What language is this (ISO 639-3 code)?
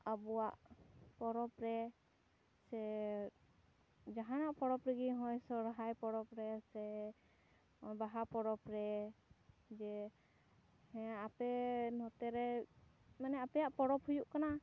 sat